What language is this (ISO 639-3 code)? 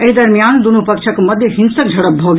mai